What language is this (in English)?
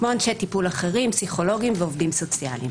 Hebrew